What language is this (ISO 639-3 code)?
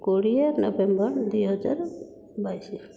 ori